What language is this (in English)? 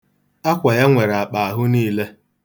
Igbo